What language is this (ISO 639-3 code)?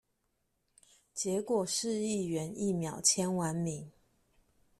zho